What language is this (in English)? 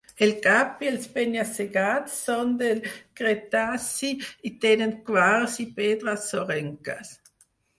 Catalan